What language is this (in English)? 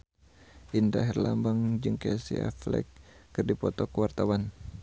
Sundanese